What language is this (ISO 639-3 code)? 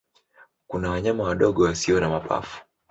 swa